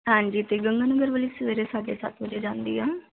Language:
Punjabi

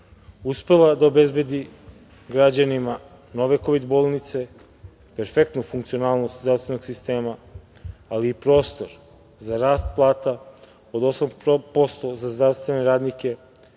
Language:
Serbian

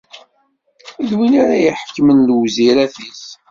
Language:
Kabyle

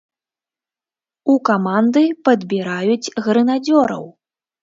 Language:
Belarusian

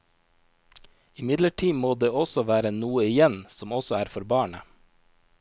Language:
Norwegian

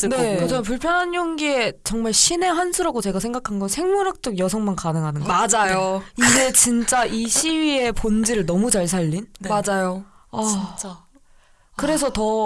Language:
Korean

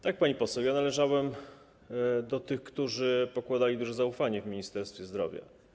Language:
Polish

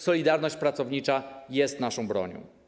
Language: Polish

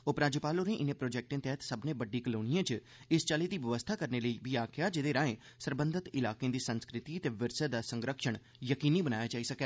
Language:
Dogri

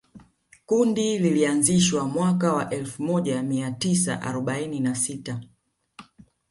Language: Swahili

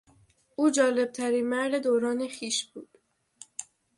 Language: Persian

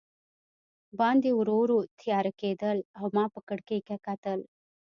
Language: Pashto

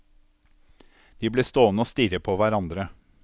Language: Norwegian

